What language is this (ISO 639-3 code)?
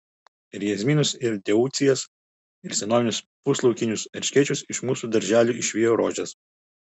lit